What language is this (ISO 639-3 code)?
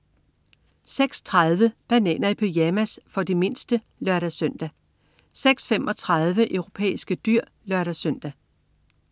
dan